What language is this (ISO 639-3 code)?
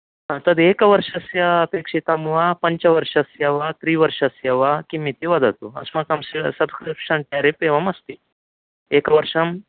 san